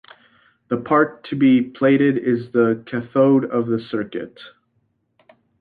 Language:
English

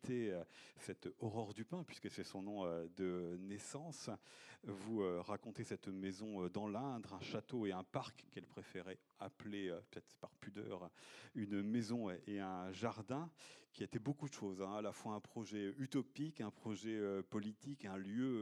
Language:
French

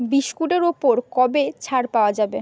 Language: Bangla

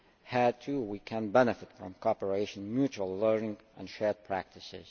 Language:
English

